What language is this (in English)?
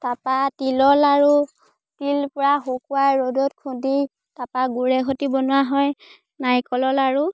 Assamese